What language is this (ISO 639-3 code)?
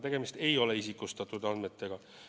est